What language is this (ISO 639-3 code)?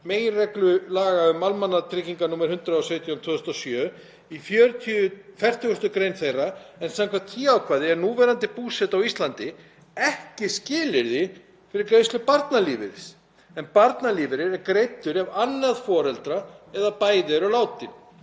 isl